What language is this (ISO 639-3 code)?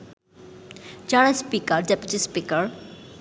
ben